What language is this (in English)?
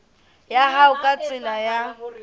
Southern Sotho